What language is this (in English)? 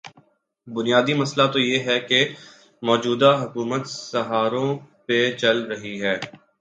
Urdu